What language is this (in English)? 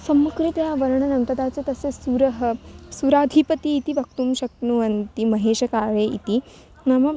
Sanskrit